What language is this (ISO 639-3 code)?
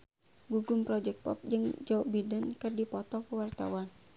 sun